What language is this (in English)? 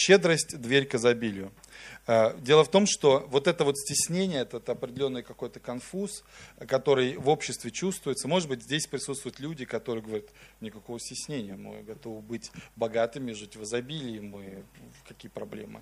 Russian